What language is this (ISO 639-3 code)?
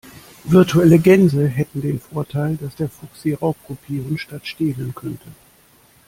deu